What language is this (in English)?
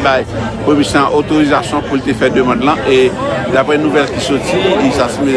French